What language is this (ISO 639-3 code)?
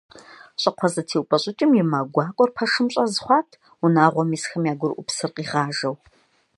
kbd